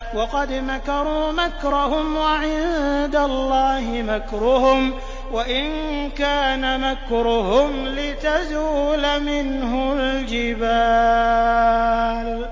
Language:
Arabic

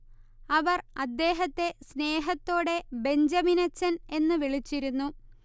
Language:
Malayalam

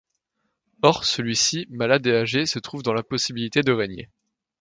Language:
French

